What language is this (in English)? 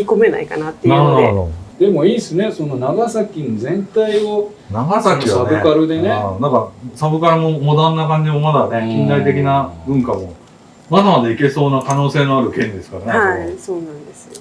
Japanese